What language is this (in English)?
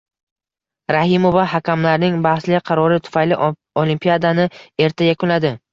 Uzbek